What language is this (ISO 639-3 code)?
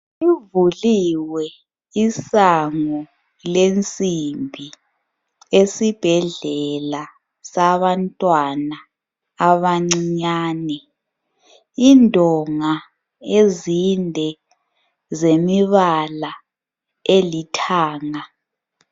nde